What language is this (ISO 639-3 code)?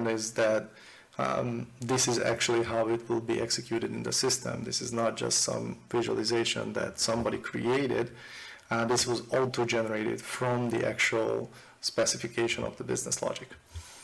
eng